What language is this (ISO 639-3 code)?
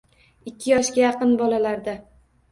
uzb